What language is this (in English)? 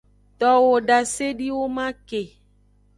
Aja (Benin)